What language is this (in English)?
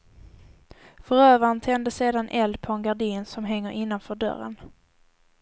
Swedish